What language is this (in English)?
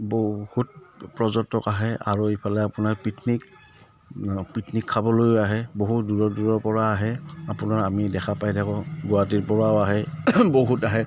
Assamese